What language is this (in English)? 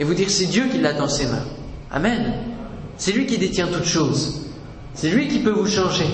French